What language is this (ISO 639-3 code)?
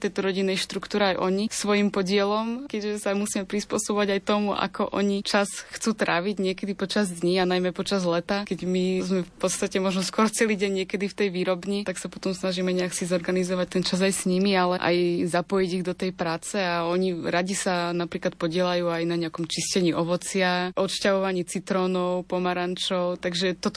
slk